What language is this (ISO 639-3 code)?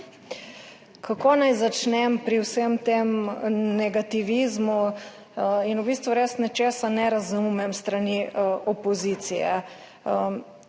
slv